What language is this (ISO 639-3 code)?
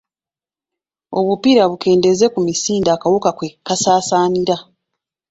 lug